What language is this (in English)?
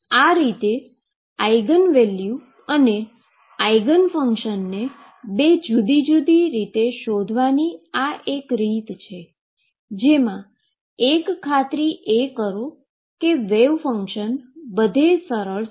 Gujarati